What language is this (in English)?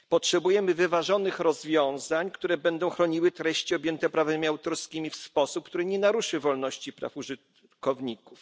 Polish